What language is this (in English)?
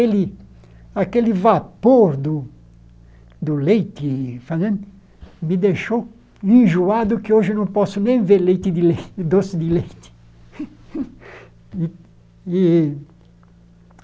Portuguese